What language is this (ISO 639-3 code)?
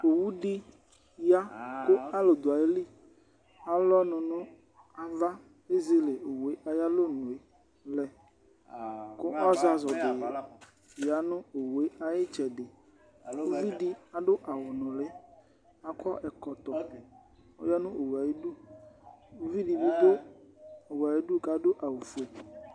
kpo